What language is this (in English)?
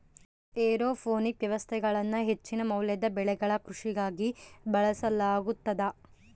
Kannada